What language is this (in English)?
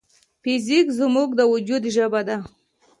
Pashto